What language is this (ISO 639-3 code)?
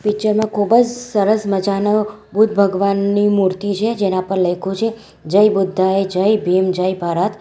guj